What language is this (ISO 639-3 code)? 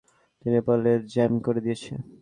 ben